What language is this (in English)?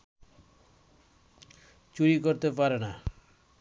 Bangla